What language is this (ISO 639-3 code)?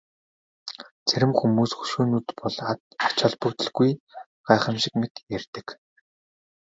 mon